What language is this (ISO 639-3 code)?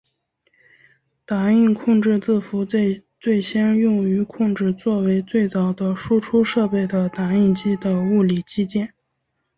zho